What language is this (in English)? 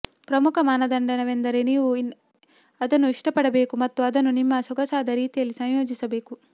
Kannada